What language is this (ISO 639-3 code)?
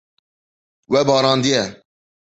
kur